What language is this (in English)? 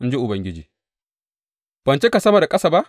Hausa